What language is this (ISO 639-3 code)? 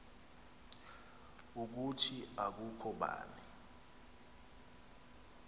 xho